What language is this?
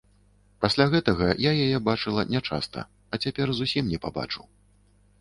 Belarusian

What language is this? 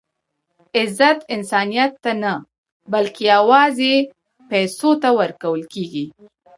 Pashto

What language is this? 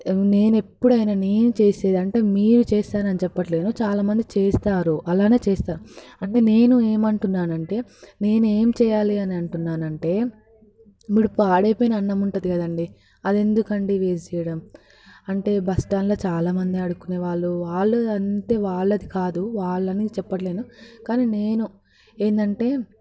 Telugu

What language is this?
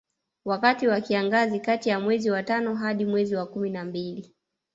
Swahili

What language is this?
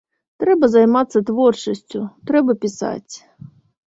Belarusian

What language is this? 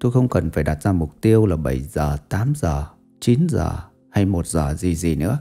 Vietnamese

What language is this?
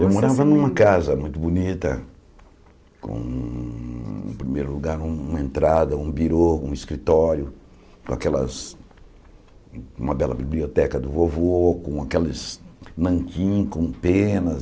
Portuguese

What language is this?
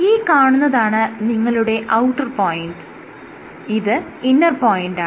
Malayalam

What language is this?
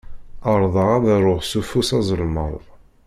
Kabyle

